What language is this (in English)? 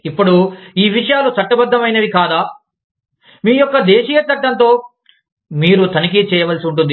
Telugu